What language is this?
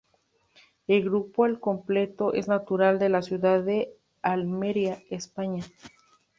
Spanish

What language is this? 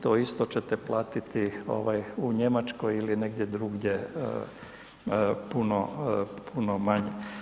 Croatian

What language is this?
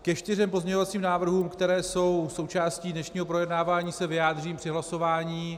Czech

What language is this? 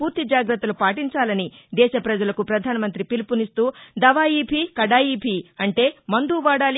Telugu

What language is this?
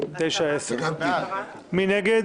Hebrew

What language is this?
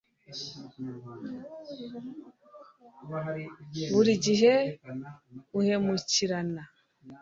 Kinyarwanda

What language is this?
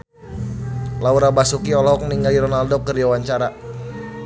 Sundanese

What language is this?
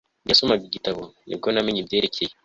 Kinyarwanda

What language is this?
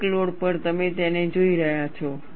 Gujarati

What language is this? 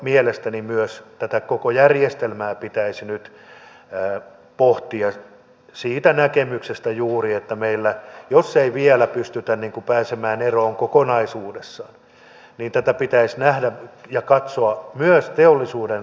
Finnish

